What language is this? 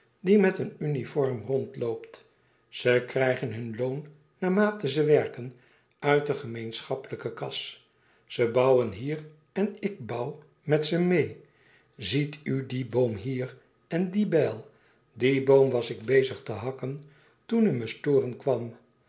Dutch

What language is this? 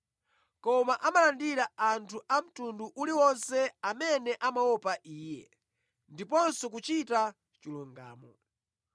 Nyanja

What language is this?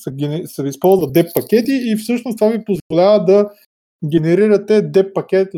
Bulgarian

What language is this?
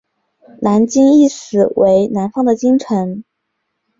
Chinese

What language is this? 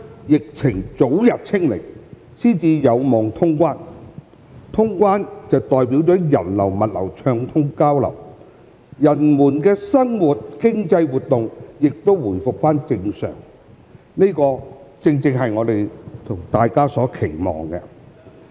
Cantonese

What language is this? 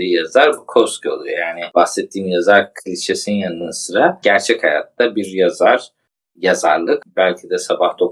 Turkish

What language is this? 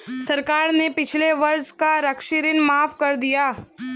Hindi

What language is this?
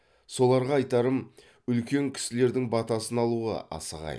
Kazakh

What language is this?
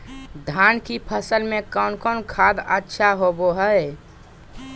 Magahi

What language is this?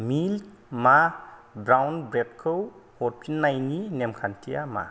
Bodo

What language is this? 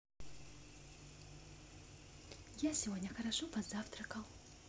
Russian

